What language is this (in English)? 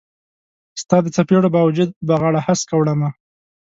Pashto